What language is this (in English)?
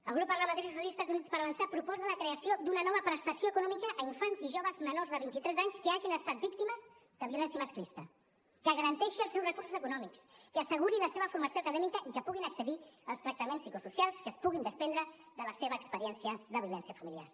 Catalan